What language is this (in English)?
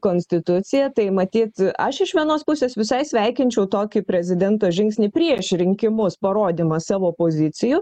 Lithuanian